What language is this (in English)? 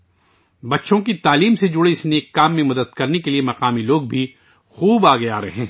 Urdu